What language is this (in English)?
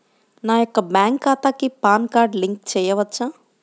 Telugu